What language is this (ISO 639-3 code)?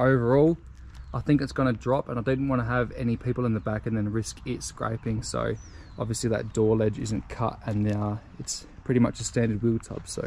eng